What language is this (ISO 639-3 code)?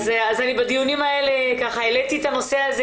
heb